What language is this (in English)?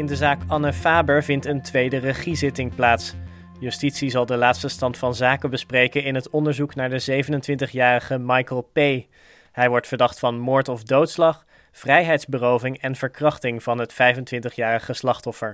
Dutch